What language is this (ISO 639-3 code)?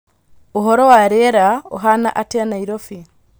kik